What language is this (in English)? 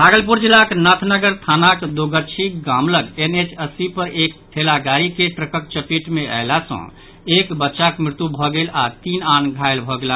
Maithili